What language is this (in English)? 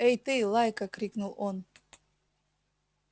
Russian